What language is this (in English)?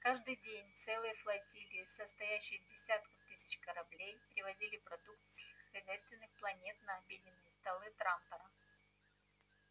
Russian